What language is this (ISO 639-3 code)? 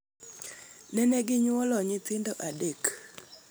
luo